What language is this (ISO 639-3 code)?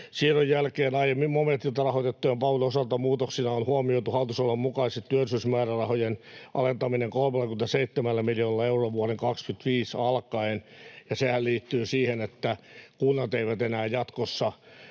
fin